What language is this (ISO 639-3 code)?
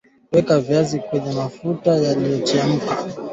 swa